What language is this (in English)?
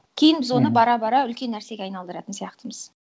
Kazakh